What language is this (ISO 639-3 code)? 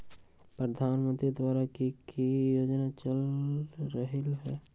mag